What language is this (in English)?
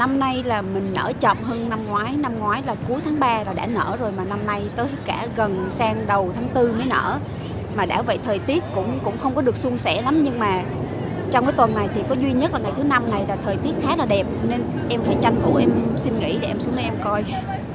Vietnamese